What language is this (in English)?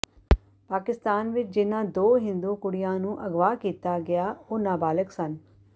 Punjabi